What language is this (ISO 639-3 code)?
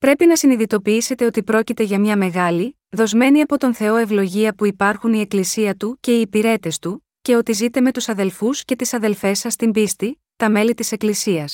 ell